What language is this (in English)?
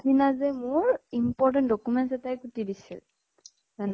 Assamese